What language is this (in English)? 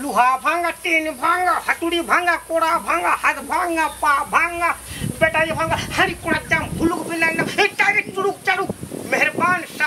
Thai